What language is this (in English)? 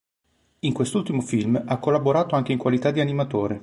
Italian